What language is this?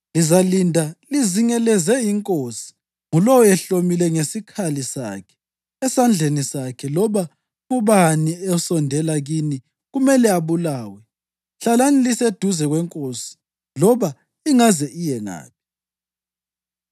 North Ndebele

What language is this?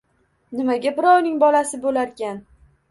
Uzbek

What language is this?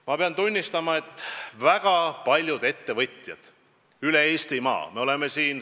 Estonian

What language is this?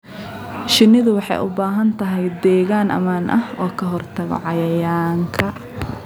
Somali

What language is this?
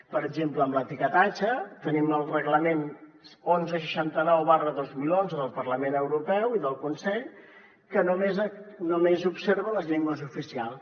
Catalan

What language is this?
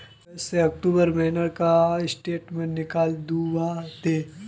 Magahi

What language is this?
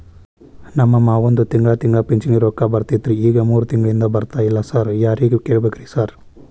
Kannada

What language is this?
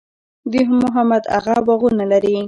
Pashto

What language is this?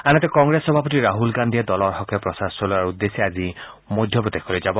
Assamese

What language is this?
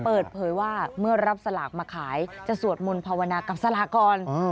Thai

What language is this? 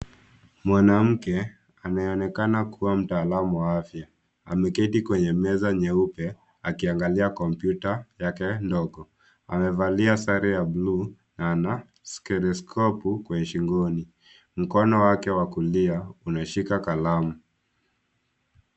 Swahili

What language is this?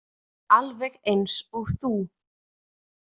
Icelandic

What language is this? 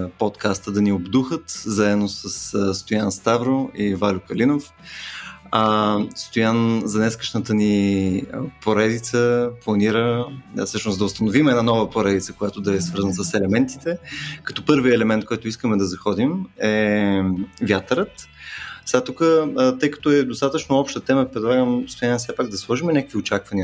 Bulgarian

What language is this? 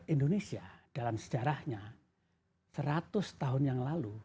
Indonesian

